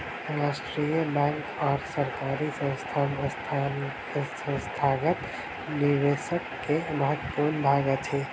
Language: Maithili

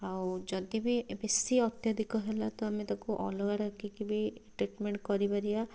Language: Odia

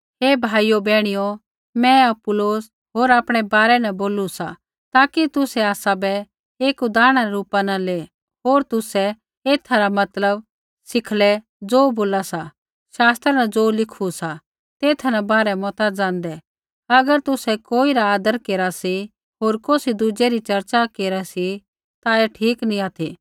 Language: Kullu Pahari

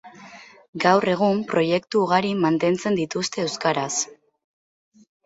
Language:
Basque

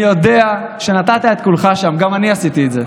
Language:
Hebrew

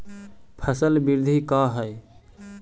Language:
Magahi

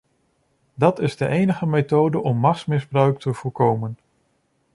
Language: Dutch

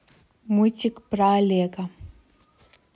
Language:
Russian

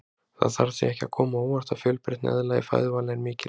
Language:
Icelandic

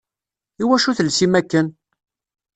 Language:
Kabyle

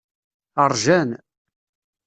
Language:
Kabyle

